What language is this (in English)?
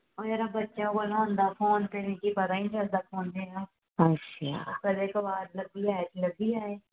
Dogri